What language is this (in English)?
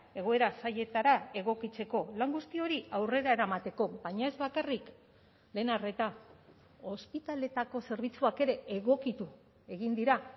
Basque